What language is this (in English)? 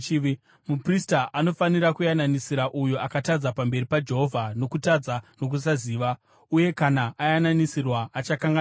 Shona